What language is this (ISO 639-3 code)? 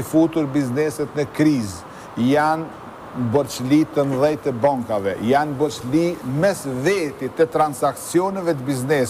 ron